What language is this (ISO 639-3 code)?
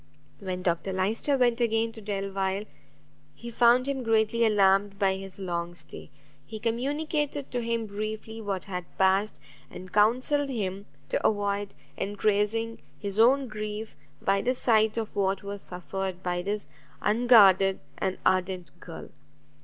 eng